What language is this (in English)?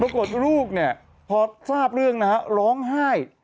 Thai